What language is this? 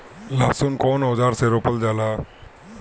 Bhojpuri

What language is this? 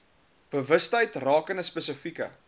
Afrikaans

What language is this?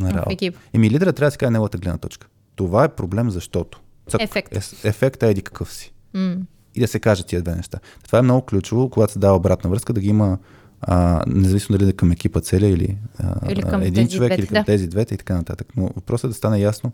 Bulgarian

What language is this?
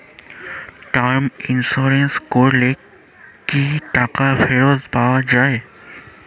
Bangla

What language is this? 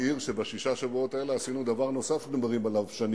Hebrew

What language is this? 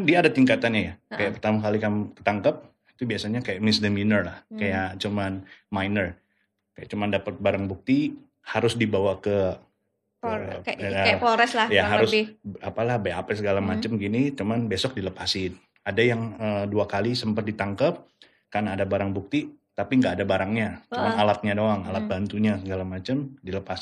Indonesian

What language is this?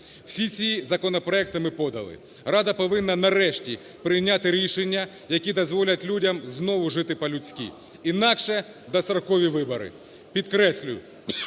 Ukrainian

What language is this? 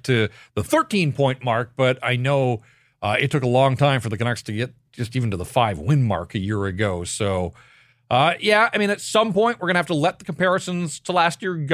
English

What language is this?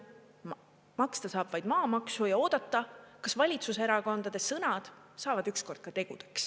Estonian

